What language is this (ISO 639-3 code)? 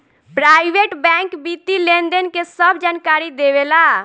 bho